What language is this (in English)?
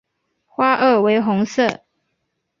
Chinese